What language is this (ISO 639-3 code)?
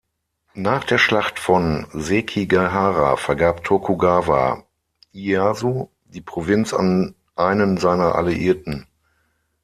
deu